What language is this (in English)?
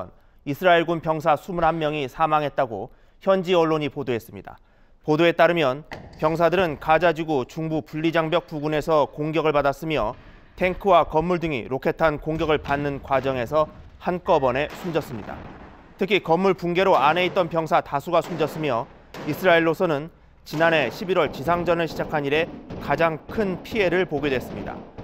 Korean